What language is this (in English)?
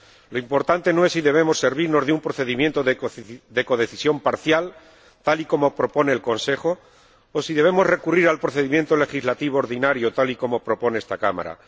Spanish